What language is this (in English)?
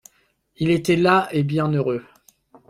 French